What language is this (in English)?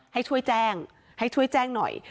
Thai